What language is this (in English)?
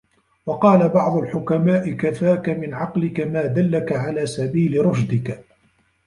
Arabic